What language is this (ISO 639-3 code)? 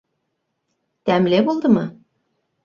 bak